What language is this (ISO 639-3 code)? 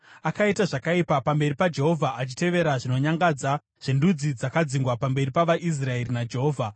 sna